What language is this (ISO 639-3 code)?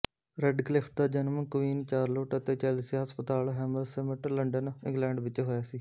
pan